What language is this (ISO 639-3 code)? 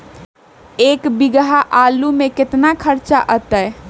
mag